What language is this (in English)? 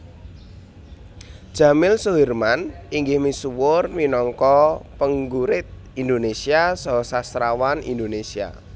Javanese